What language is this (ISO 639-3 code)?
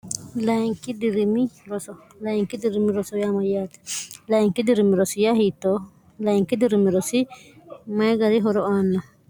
sid